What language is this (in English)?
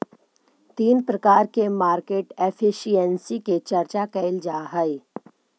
Magahi